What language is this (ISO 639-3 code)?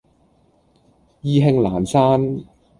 yue